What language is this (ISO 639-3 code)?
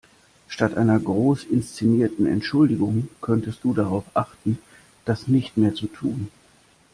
deu